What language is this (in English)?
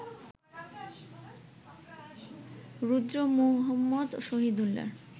Bangla